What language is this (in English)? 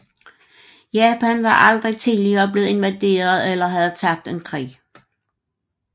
Danish